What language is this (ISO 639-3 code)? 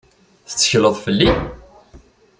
kab